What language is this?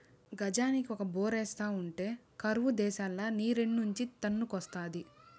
Telugu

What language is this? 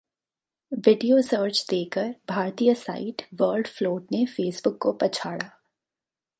Hindi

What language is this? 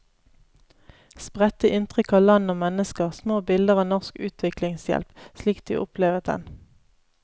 Norwegian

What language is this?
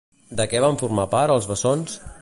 Catalan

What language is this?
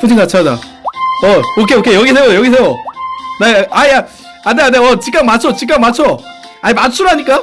Korean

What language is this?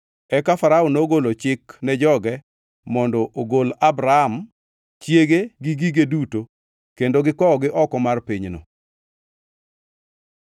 Luo (Kenya and Tanzania)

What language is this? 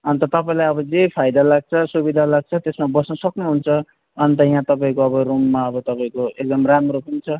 Nepali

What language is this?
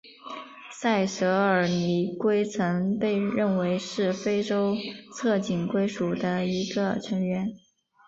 Chinese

